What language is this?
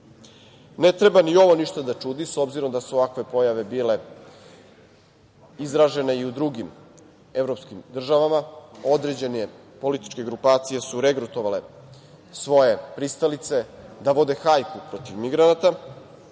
Serbian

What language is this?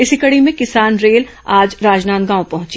Hindi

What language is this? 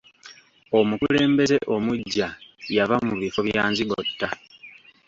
Ganda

